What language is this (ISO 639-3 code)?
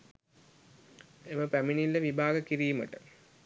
sin